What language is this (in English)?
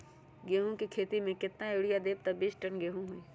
Magahi